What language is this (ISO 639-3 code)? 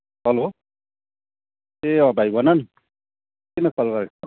nep